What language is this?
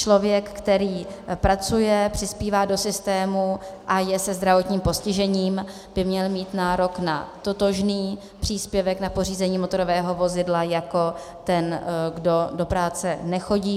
Czech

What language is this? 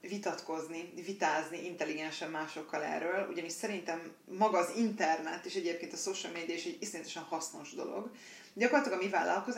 Hungarian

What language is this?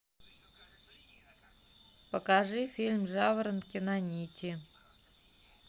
Russian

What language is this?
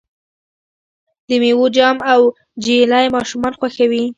Pashto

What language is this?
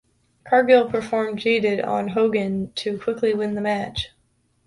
English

